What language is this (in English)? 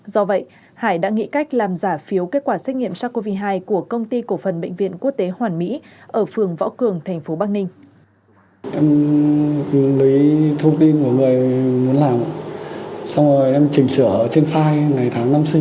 Vietnamese